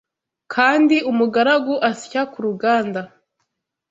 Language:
Kinyarwanda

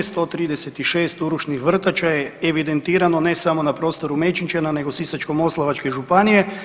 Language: Croatian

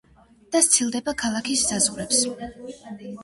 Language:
Georgian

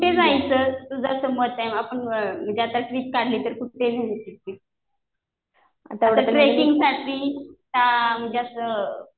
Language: Marathi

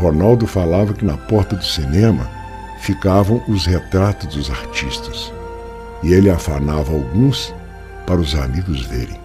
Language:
Portuguese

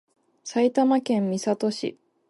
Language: Japanese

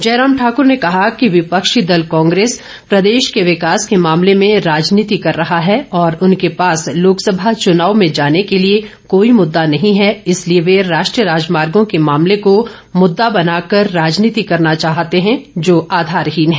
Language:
Hindi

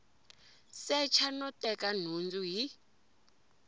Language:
Tsonga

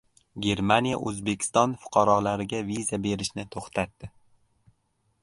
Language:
Uzbek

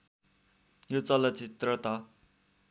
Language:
Nepali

